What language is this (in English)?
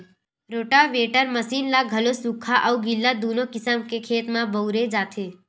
Chhattisgarhi